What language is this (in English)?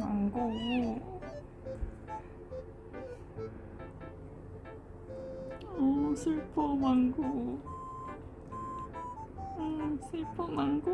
Korean